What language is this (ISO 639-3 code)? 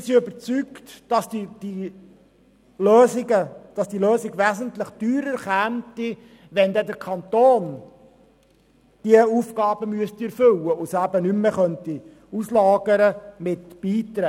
gsw